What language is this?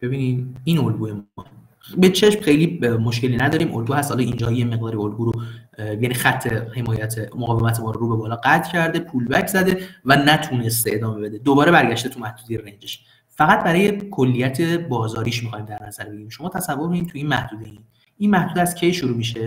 Persian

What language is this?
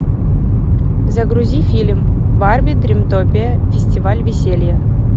Russian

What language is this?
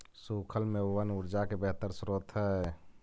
Magahi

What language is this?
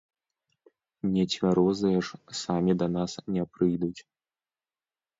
Belarusian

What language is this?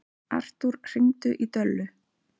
Icelandic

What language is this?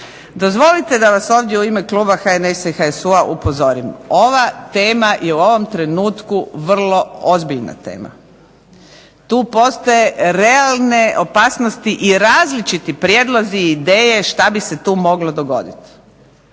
Croatian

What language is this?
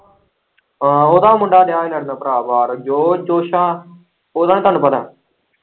Punjabi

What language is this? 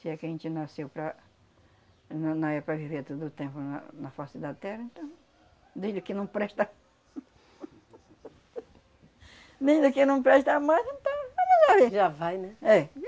Portuguese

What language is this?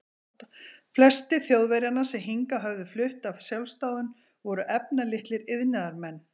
Icelandic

